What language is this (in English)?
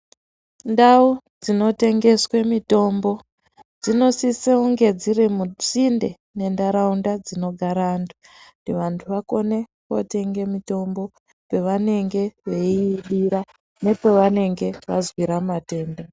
Ndau